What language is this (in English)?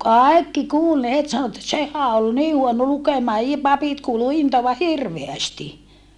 Finnish